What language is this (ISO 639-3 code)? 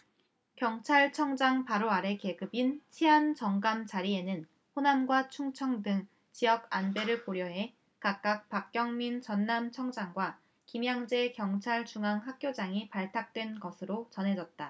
kor